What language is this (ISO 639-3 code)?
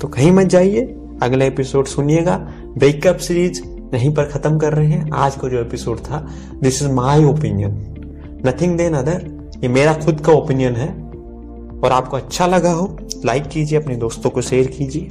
hin